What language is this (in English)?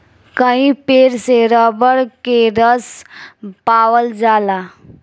Bhojpuri